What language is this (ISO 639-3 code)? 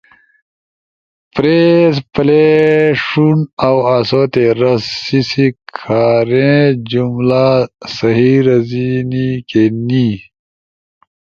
ush